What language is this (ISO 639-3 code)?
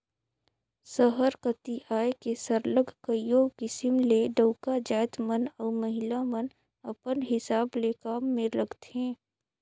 hne